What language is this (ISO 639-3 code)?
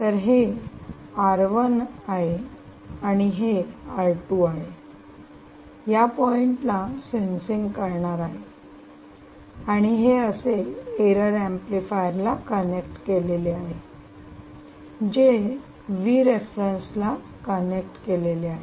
mar